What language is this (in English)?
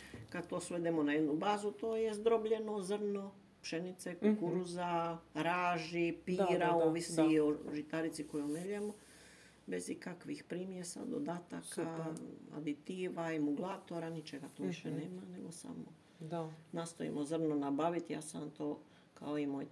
Croatian